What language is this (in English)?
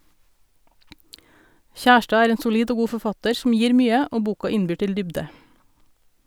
Norwegian